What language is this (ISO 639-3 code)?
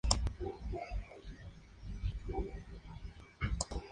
spa